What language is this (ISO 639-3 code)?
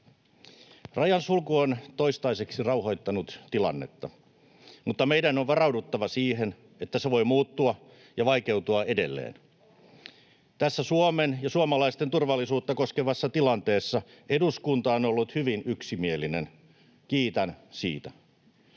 fin